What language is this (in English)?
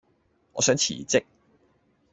Cantonese